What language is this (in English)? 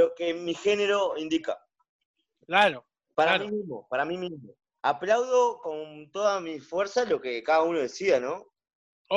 Spanish